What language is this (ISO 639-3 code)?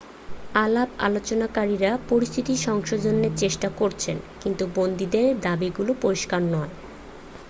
ben